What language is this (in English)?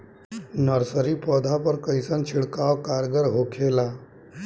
Bhojpuri